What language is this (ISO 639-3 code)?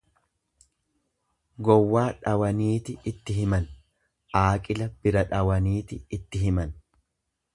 orm